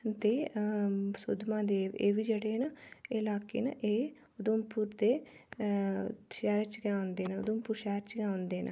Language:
Dogri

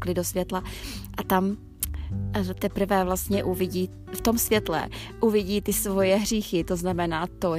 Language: Czech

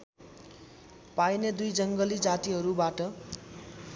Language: Nepali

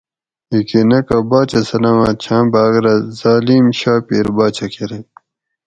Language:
Gawri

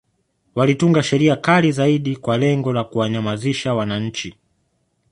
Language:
Swahili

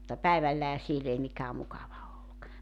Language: Finnish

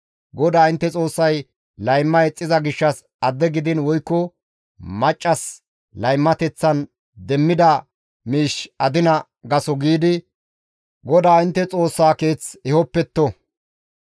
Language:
Gamo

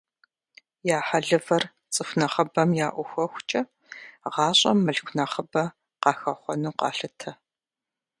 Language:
Kabardian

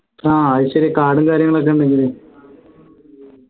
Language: Malayalam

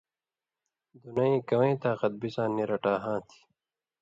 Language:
Indus Kohistani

